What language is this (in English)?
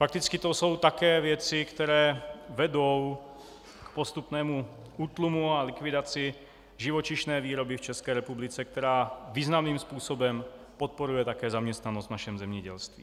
Czech